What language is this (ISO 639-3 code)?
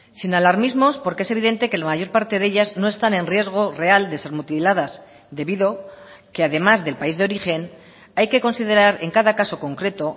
spa